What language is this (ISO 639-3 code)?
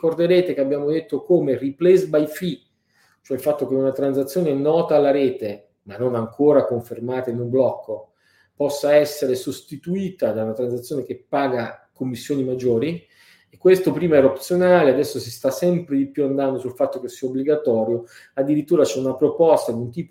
ita